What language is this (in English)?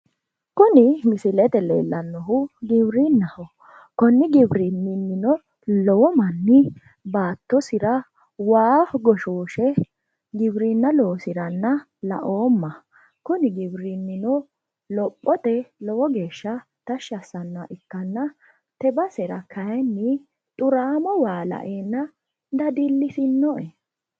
Sidamo